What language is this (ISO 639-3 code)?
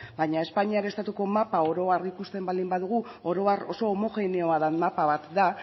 eus